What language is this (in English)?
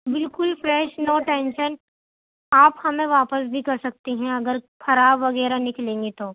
Urdu